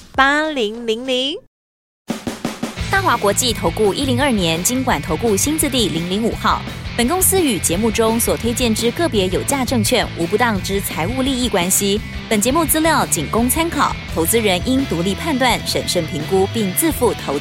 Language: Chinese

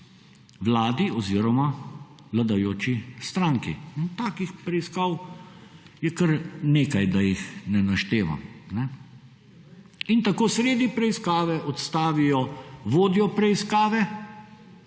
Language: Slovenian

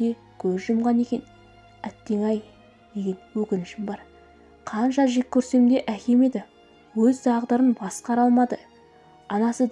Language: Turkish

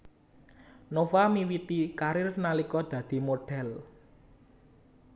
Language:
Javanese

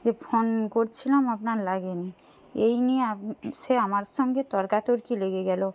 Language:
Bangla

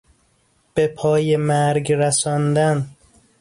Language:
Persian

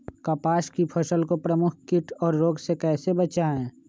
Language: Magahi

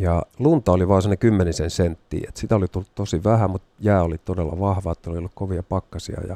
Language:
Finnish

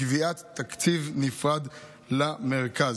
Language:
Hebrew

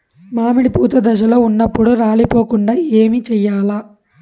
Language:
Telugu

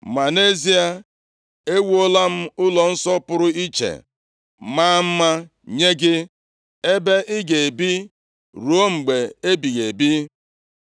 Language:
Igbo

